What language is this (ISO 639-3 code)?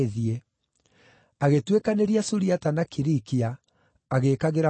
kik